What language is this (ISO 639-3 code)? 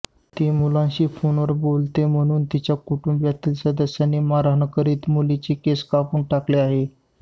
mar